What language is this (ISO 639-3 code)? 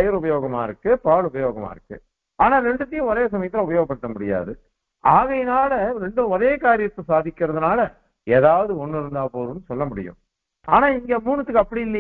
ara